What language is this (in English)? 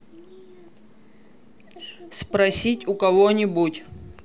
Russian